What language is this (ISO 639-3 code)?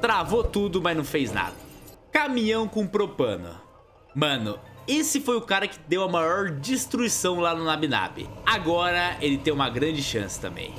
por